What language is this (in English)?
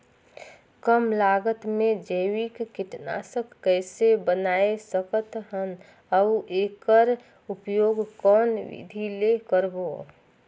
Chhattisgarhi